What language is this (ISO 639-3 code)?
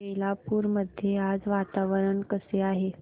mar